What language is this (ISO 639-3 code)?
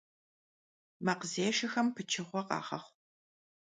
kbd